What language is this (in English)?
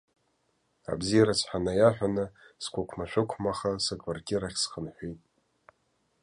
Abkhazian